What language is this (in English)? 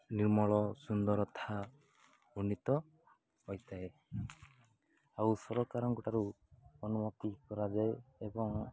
Odia